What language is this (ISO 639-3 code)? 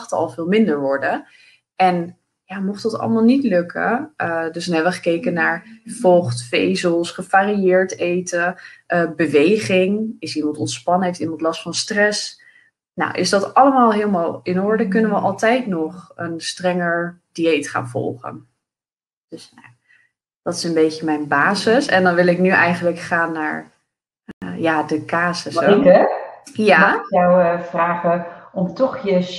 nld